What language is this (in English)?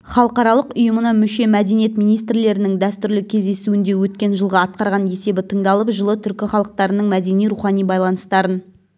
Kazakh